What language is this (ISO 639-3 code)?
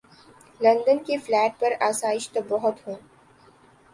urd